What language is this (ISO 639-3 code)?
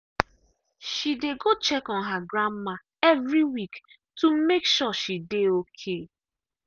pcm